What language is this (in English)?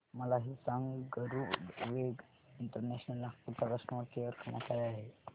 Marathi